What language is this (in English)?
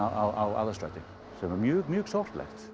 Icelandic